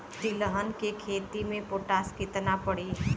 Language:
Bhojpuri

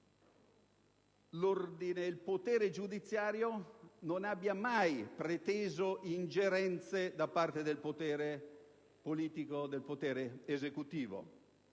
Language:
Italian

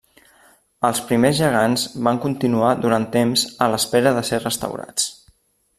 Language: Catalan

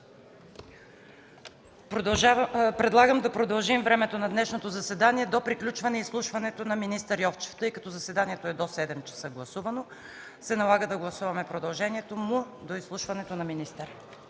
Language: Bulgarian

